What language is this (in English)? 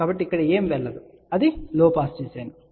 Telugu